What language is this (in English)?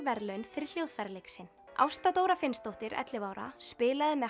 Icelandic